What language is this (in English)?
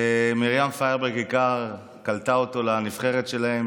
Hebrew